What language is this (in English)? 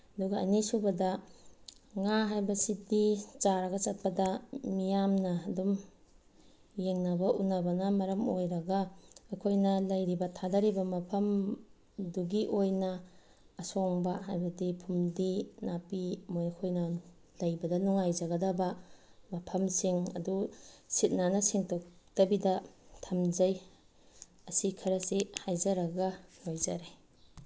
Manipuri